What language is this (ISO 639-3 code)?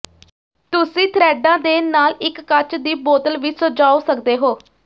pan